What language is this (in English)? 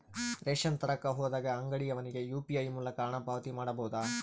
Kannada